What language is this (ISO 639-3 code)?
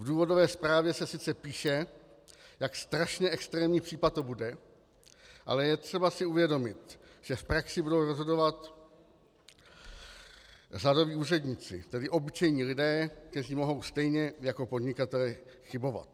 ces